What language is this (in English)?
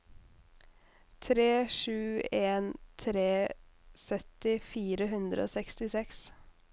Norwegian